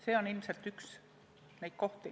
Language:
Estonian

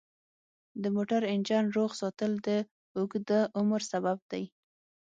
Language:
Pashto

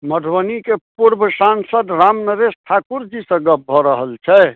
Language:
Maithili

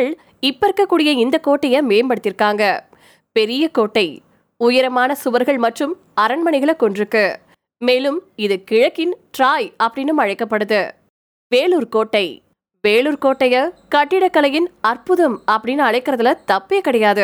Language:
Tamil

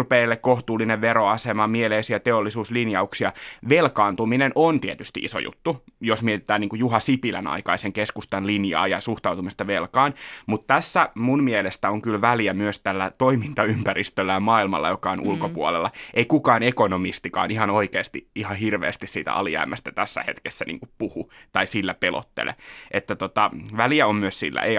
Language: Finnish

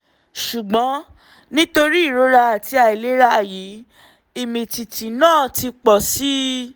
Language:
Yoruba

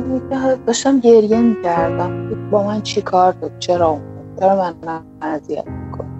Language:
Persian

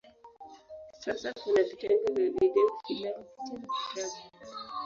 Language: Swahili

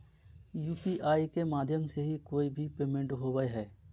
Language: Magahi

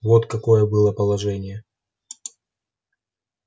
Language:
Russian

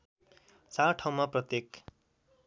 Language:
Nepali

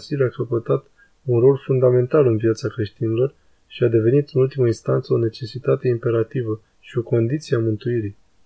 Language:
Romanian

